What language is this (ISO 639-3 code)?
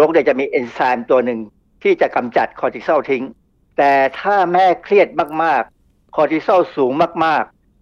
tha